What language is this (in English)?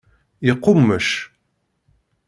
Kabyle